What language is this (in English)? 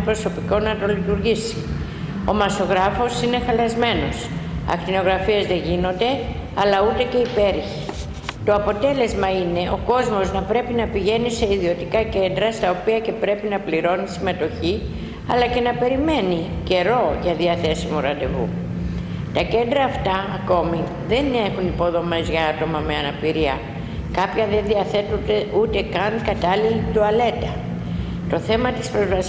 Greek